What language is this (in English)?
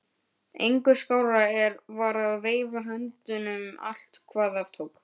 Icelandic